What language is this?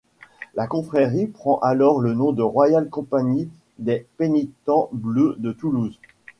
French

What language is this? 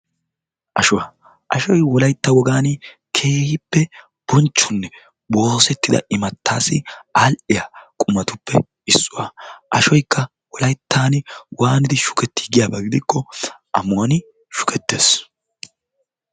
Wolaytta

